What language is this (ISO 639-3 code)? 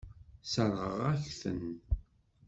kab